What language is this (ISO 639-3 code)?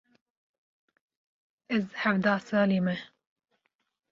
kur